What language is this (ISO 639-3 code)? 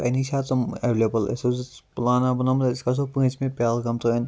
kas